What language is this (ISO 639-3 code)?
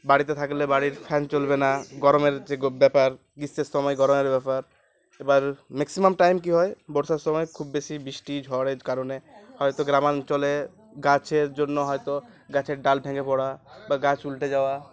ben